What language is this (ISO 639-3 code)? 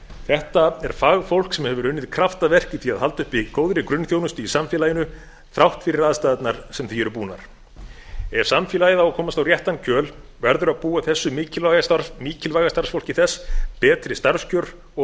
isl